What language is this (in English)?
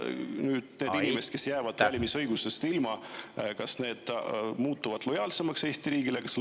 Estonian